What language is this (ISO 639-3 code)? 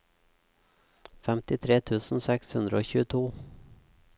nor